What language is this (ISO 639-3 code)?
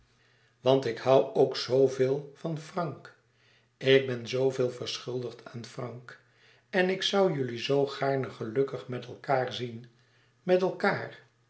nld